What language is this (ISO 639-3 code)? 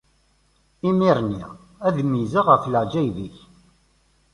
kab